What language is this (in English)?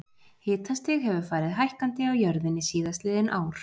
Icelandic